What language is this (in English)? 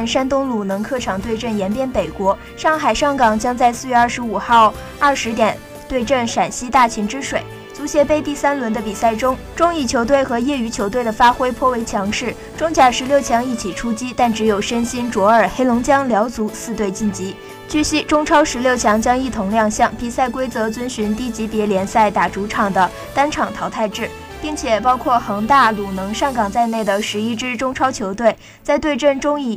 Chinese